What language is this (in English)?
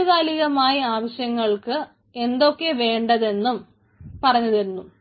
Malayalam